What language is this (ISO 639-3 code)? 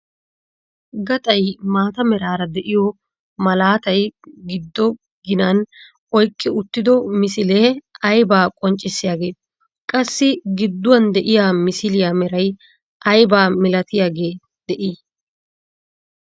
wal